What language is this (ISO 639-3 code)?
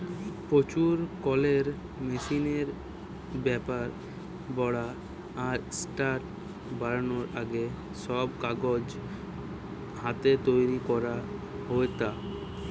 ben